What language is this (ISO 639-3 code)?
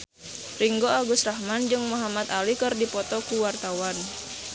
sun